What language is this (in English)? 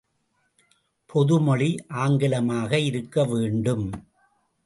Tamil